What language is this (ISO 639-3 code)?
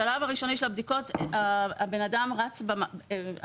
heb